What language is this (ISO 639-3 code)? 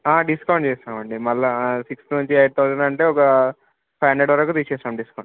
tel